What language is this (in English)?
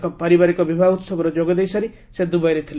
Odia